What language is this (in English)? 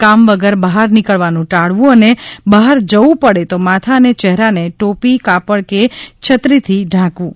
Gujarati